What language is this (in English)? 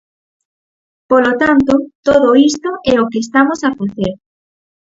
Galician